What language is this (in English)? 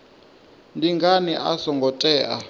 Venda